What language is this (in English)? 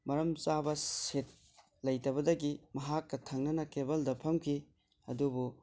Manipuri